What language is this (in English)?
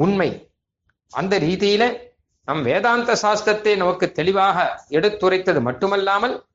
Tamil